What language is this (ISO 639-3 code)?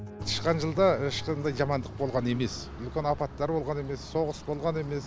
kaz